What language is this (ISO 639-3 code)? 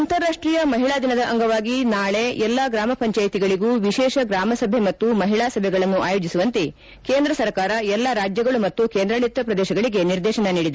kan